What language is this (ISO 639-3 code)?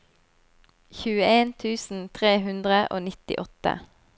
nor